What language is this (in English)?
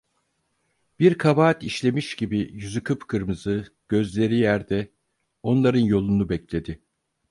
Turkish